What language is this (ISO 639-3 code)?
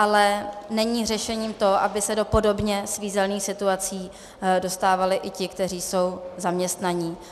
ces